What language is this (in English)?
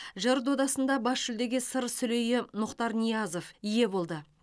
Kazakh